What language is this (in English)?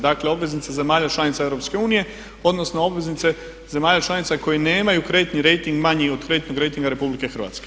Croatian